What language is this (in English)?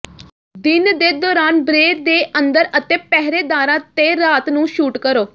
Punjabi